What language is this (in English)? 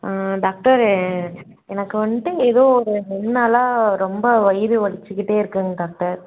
Tamil